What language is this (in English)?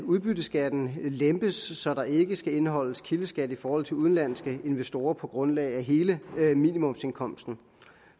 Danish